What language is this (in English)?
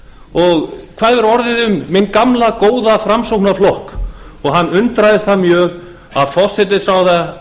Icelandic